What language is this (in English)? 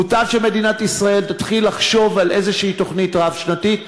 Hebrew